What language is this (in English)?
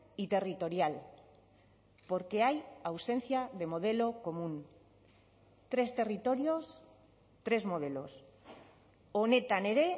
Spanish